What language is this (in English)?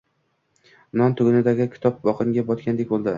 Uzbek